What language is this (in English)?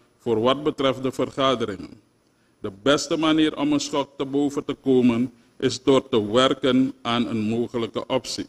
Dutch